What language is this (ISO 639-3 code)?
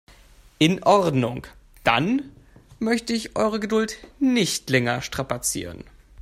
deu